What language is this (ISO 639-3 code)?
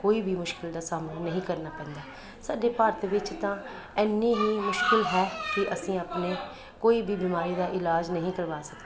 pan